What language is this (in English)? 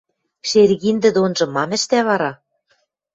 Western Mari